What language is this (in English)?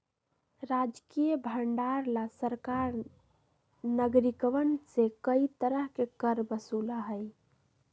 Magahi